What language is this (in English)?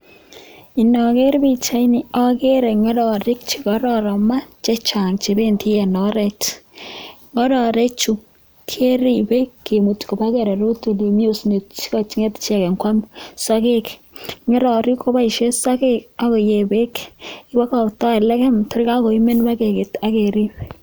Kalenjin